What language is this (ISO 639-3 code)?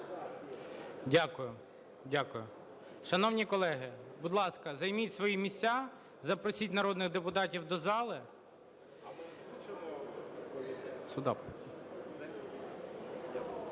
ukr